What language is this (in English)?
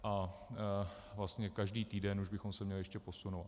Czech